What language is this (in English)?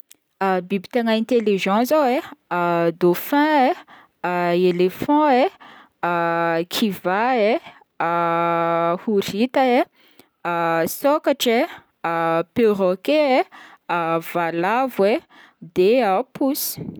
Northern Betsimisaraka Malagasy